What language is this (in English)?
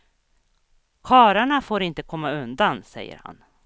Swedish